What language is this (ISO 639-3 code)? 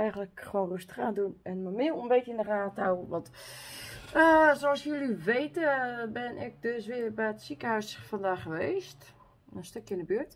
nld